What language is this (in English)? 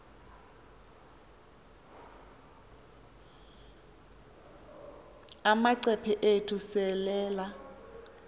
Xhosa